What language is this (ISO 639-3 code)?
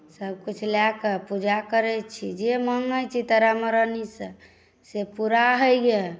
mai